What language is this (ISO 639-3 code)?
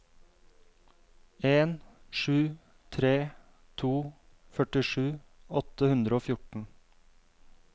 nor